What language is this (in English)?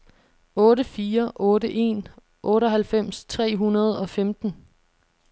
Danish